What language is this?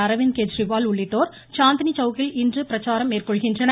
Tamil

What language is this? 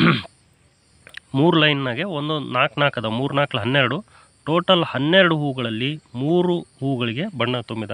Indonesian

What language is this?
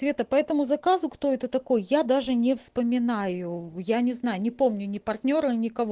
Russian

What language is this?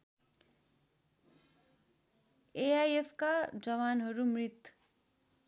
Nepali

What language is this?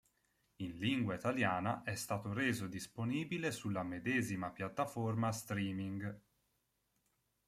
Italian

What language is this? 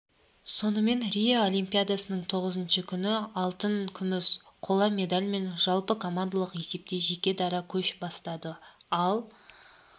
Kazakh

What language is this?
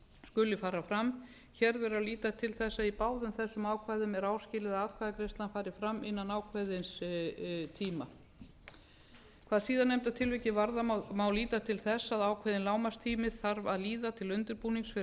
Icelandic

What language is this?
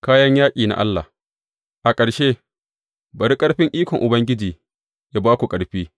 Hausa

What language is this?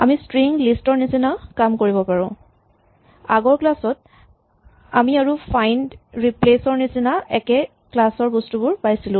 Assamese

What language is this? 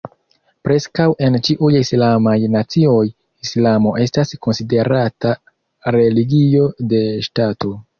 Esperanto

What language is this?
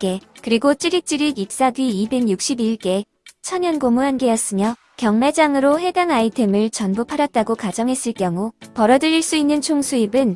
Korean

